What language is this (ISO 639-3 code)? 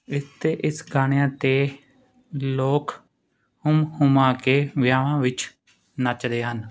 pan